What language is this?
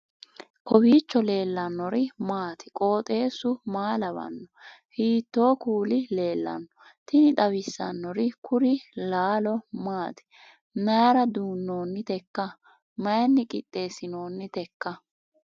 Sidamo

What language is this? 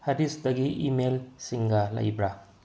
Manipuri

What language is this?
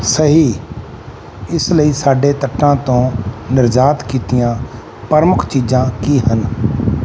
Punjabi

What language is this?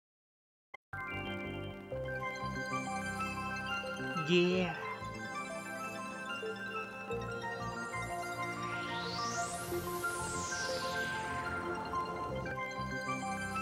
Norwegian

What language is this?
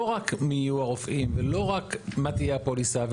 Hebrew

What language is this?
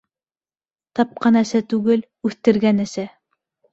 Bashkir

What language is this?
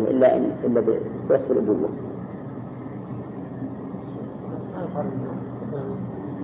Arabic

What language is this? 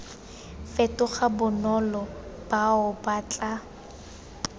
Tswana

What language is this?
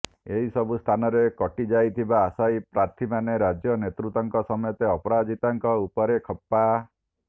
Odia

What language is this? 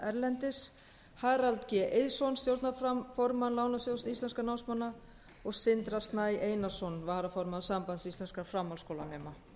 Icelandic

